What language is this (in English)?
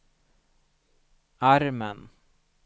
Swedish